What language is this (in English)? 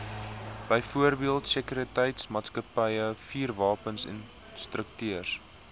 Afrikaans